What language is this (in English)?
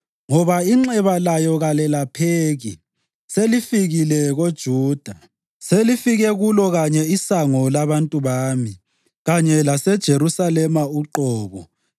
North Ndebele